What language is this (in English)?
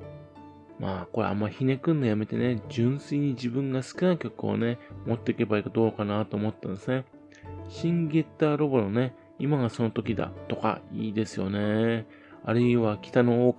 Japanese